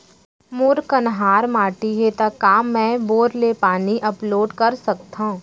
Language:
Chhattisgarhi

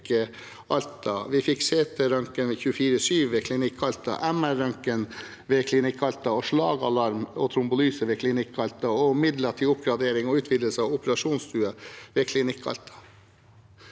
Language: Norwegian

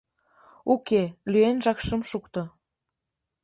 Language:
Mari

